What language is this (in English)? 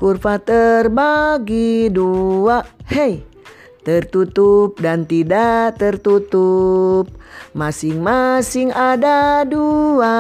Indonesian